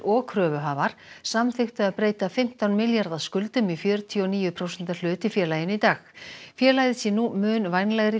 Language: Icelandic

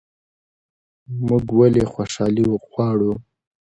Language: Pashto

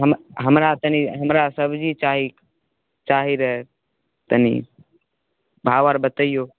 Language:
Maithili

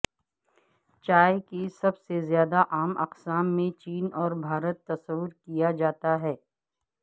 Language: Urdu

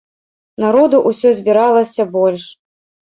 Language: Belarusian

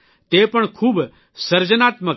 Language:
Gujarati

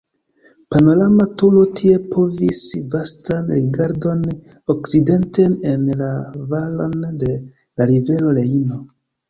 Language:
Esperanto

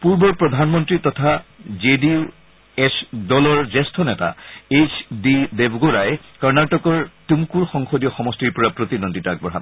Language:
Assamese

